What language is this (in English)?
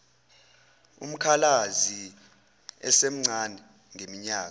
Zulu